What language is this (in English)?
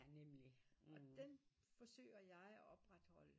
Danish